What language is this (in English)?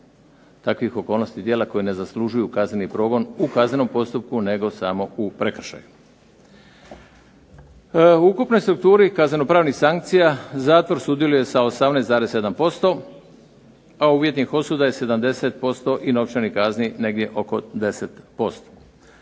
Croatian